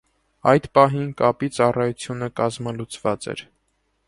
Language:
Armenian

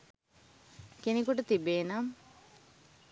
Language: Sinhala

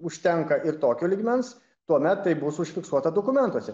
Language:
Lithuanian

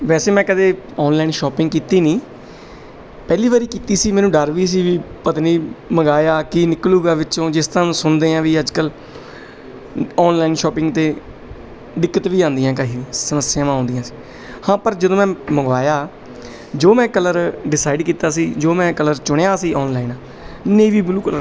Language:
Punjabi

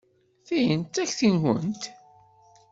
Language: Kabyle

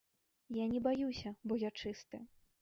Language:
Belarusian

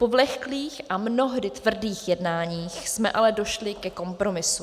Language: Czech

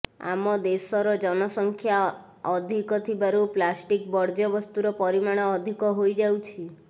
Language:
Odia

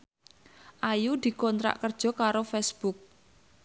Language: Javanese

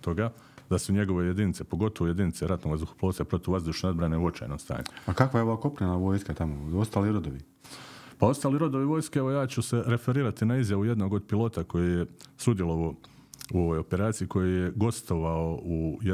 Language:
Croatian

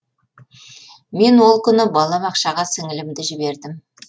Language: Kazakh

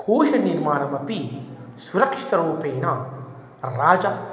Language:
Sanskrit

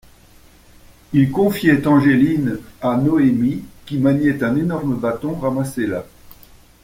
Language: French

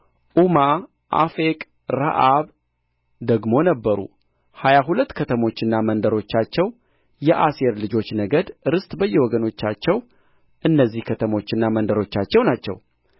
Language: Amharic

